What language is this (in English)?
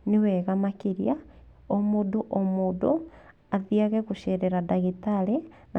Kikuyu